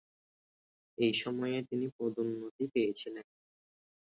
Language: Bangla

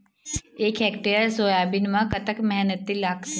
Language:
Chhattisgarhi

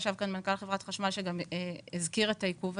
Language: Hebrew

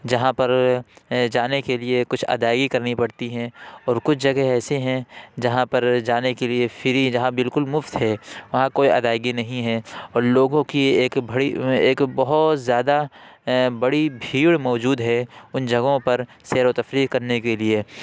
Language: Urdu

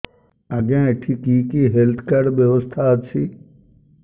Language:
Odia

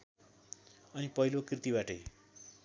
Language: Nepali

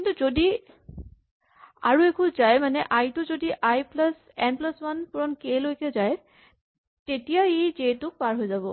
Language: Assamese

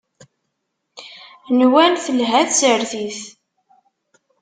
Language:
Kabyle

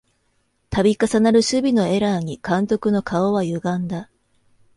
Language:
Japanese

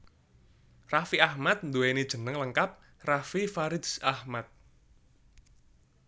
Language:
Javanese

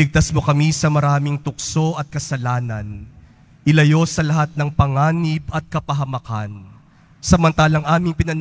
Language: Filipino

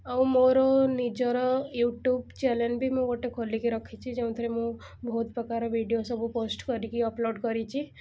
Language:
Odia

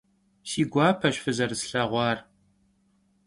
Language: Kabardian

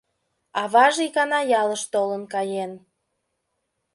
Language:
Mari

